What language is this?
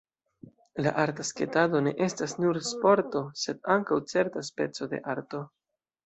Esperanto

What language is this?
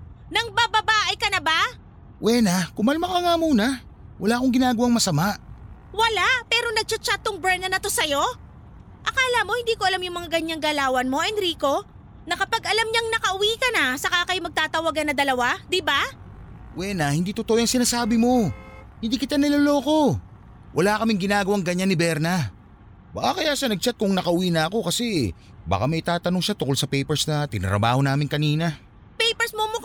Filipino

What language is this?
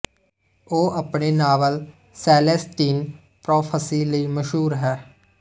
Punjabi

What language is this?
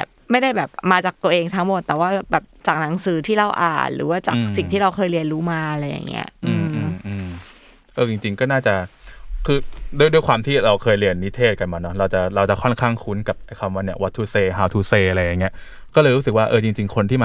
Thai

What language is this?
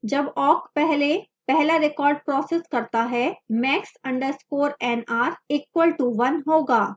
Hindi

